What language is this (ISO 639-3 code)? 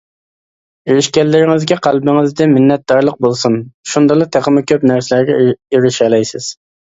uig